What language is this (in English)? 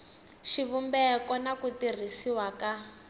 Tsonga